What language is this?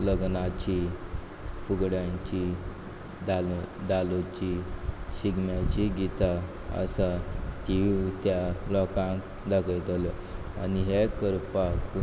Konkani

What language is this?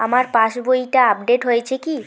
Bangla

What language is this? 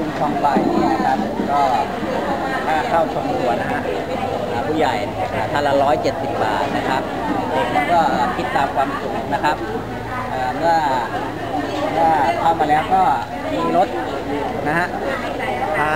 Thai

